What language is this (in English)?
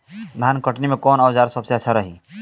Bhojpuri